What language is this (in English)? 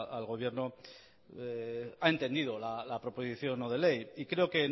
Spanish